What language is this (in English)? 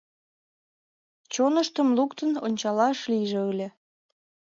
Mari